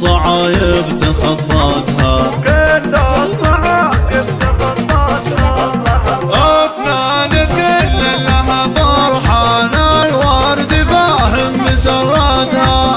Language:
Arabic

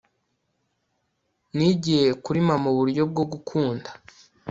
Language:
Kinyarwanda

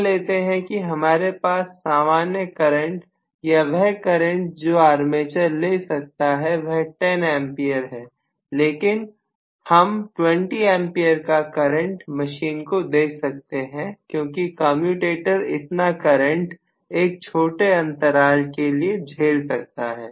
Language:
Hindi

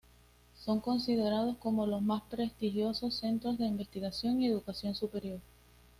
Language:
Spanish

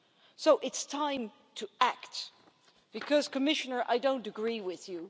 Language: English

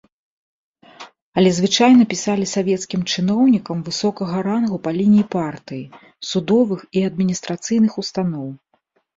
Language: Belarusian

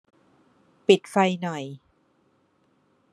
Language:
Thai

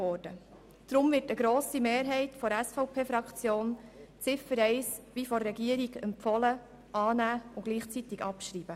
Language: Swiss German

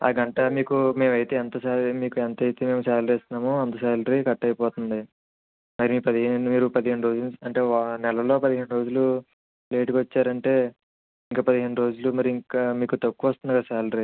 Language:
Telugu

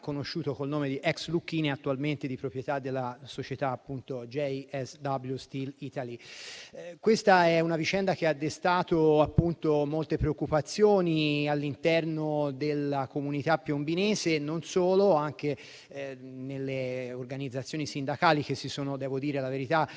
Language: Italian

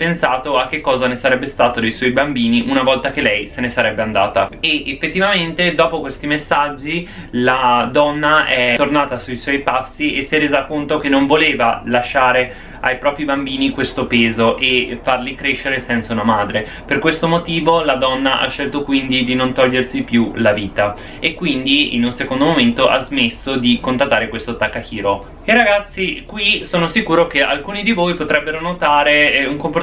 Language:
Italian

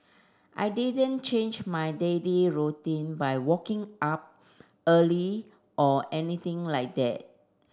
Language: English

